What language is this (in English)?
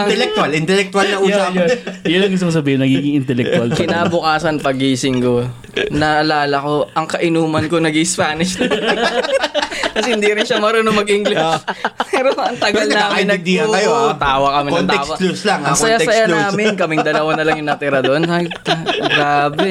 Filipino